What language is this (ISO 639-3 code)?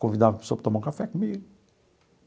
por